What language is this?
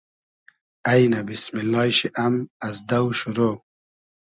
Hazaragi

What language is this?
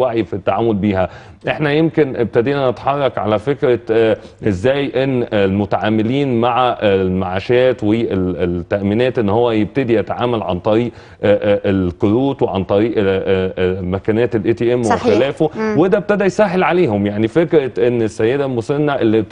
Arabic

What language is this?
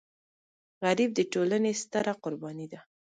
Pashto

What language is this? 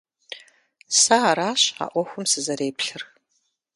Kabardian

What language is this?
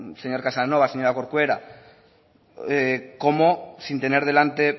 Spanish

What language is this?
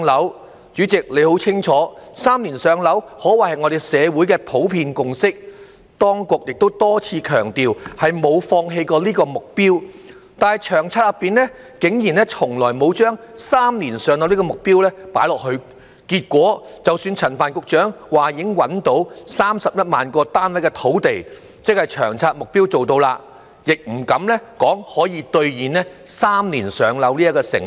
Cantonese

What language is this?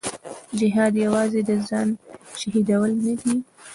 Pashto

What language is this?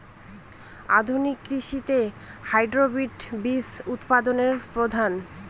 Bangla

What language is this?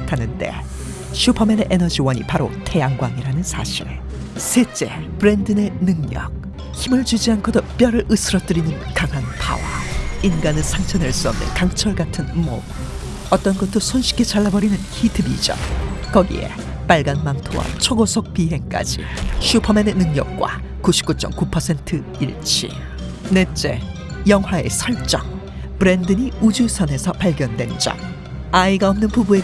Korean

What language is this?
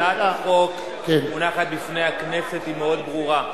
Hebrew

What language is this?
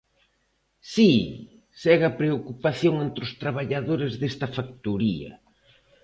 Galician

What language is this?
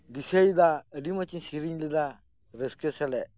Santali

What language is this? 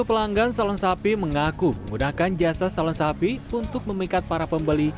Indonesian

